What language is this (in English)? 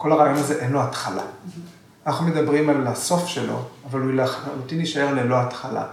Hebrew